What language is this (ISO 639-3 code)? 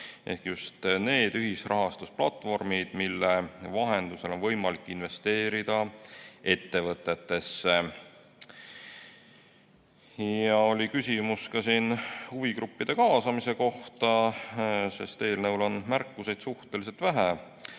est